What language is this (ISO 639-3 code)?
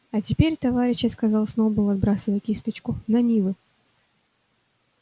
rus